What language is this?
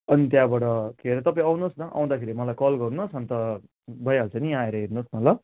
Nepali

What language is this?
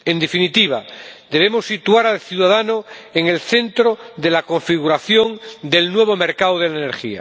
Spanish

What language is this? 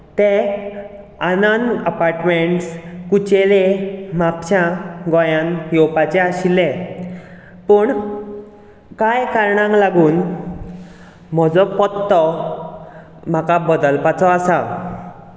Konkani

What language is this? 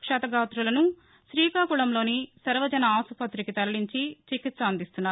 Telugu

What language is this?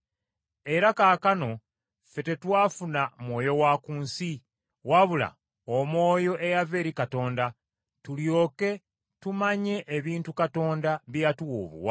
Ganda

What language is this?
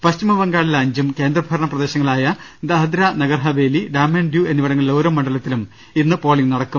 Malayalam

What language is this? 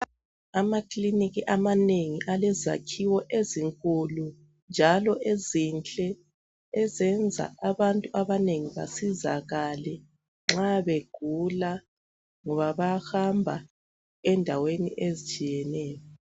North Ndebele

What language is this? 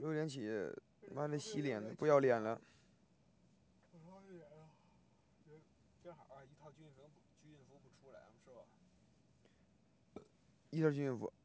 Chinese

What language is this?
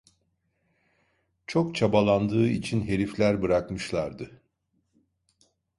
Turkish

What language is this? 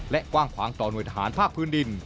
Thai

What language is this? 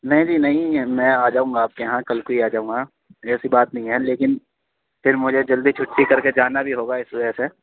Urdu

